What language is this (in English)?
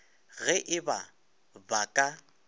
Northern Sotho